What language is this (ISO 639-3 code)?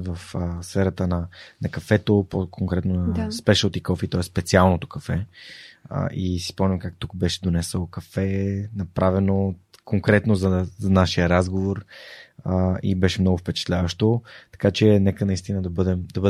bul